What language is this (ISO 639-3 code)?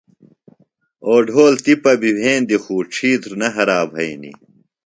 phl